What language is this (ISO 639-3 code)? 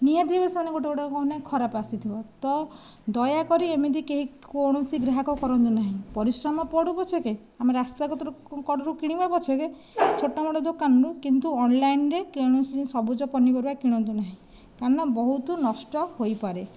ori